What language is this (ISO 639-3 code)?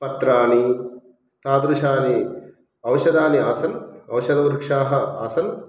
san